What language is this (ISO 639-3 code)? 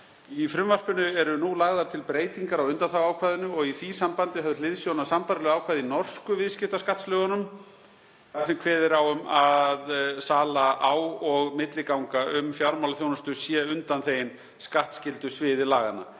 isl